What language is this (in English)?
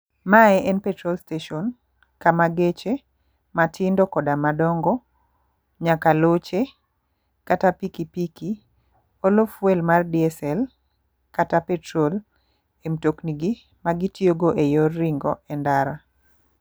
Luo (Kenya and Tanzania)